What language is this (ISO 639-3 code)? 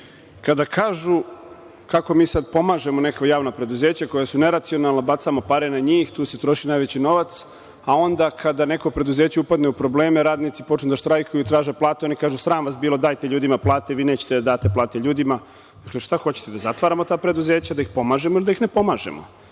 srp